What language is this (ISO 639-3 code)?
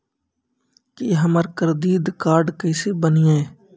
mai